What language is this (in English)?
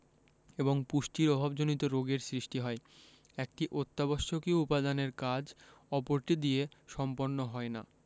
Bangla